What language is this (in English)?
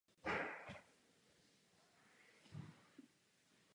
Czech